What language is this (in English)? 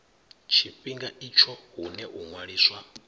Venda